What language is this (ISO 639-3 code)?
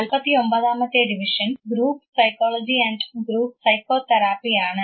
mal